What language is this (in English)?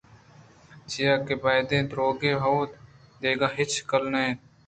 Eastern Balochi